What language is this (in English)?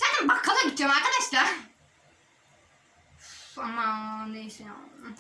Turkish